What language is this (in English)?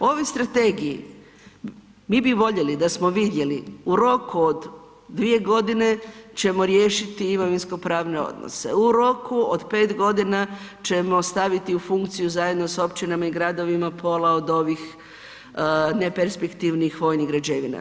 Croatian